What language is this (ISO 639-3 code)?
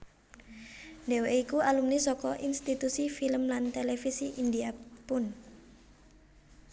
jav